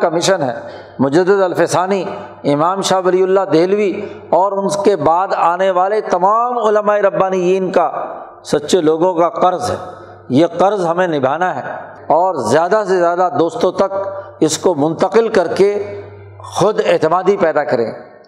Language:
Urdu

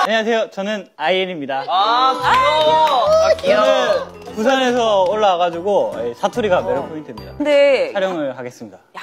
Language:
Korean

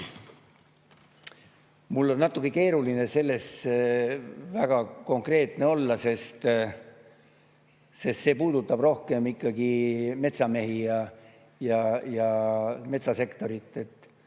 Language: Estonian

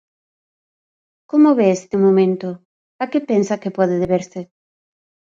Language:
Galician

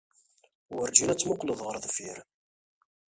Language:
Kabyle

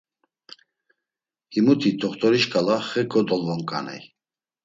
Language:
Laz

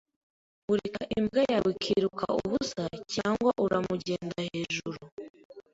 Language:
Kinyarwanda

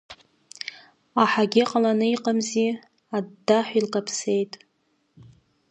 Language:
Abkhazian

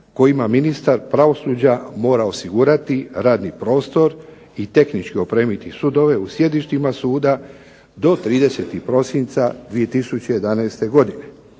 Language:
Croatian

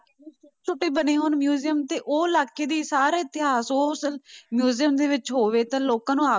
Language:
Punjabi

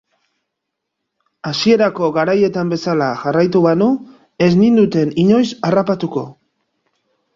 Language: Basque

